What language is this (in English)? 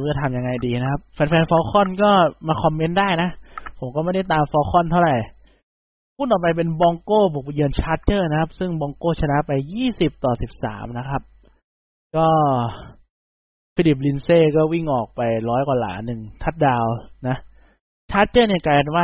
Thai